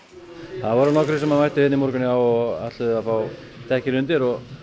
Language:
Icelandic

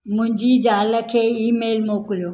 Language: Sindhi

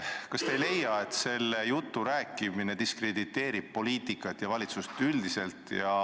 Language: Estonian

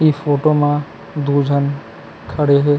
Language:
Chhattisgarhi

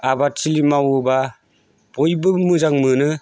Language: Bodo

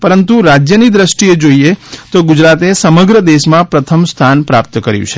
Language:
Gujarati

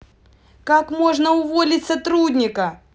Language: Russian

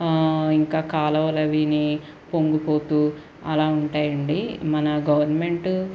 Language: Telugu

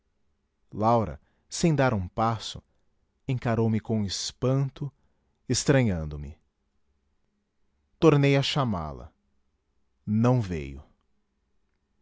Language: Portuguese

